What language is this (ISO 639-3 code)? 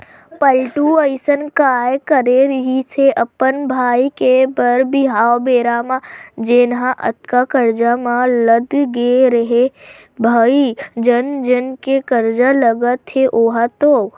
hne